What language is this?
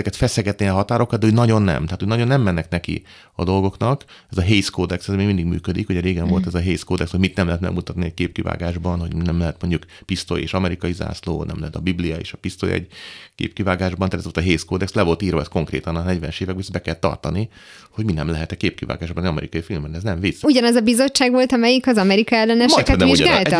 Hungarian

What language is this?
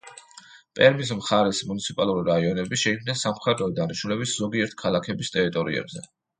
Georgian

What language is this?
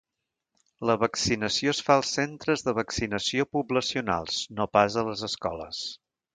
Catalan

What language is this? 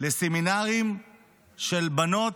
Hebrew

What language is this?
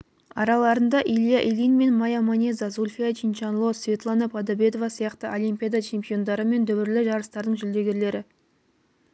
Kazakh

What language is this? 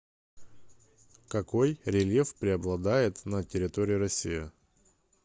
Russian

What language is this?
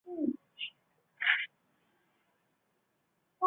Chinese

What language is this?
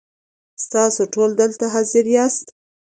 Pashto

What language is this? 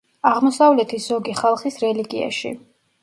Georgian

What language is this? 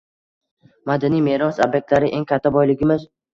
Uzbek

